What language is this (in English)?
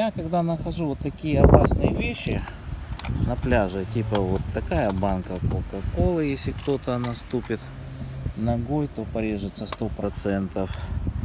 Russian